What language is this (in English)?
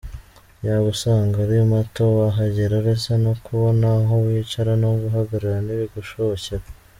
Kinyarwanda